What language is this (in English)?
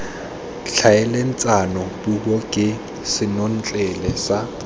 Tswana